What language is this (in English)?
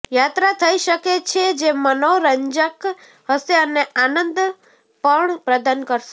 Gujarati